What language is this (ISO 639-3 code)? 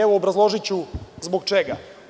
srp